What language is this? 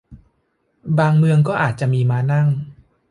Thai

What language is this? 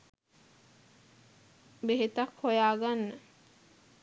Sinhala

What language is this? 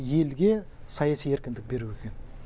Kazakh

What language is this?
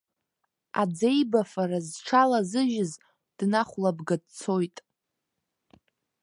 Abkhazian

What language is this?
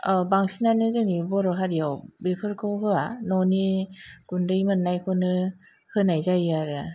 Bodo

